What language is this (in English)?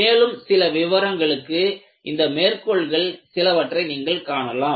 Tamil